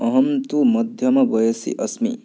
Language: Sanskrit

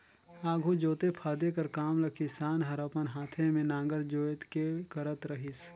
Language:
Chhattisgarhi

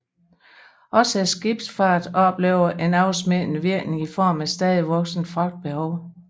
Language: Danish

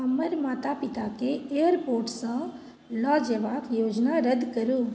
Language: Maithili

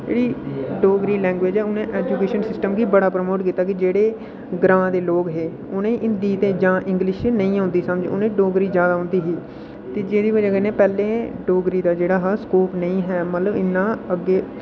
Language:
Dogri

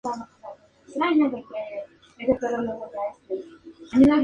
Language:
Spanish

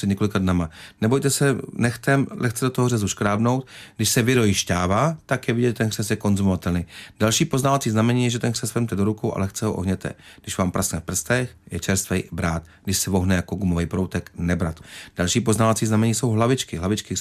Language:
Czech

